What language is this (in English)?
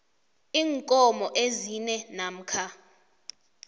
South Ndebele